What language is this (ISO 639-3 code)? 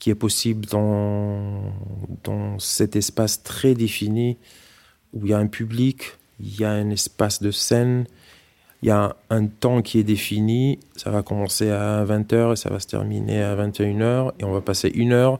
fra